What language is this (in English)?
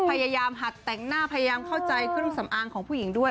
Thai